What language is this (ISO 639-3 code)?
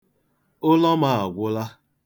ibo